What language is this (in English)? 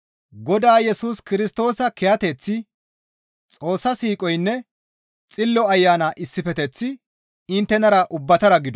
Gamo